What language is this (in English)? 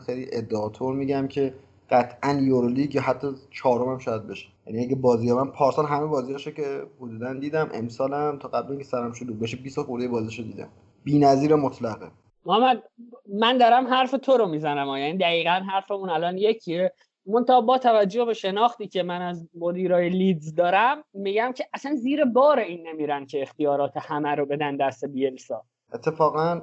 Persian